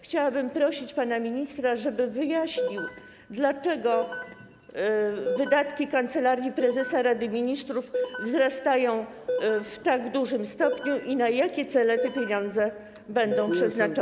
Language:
Polish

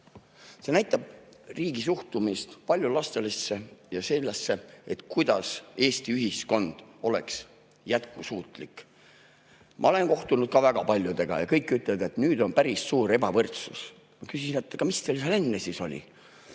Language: Estonian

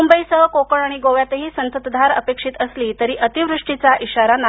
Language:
Marathi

